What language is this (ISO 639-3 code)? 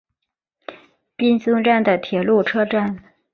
zho